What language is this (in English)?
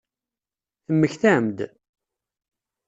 Kabyle